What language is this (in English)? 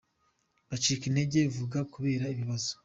Kinyarwanda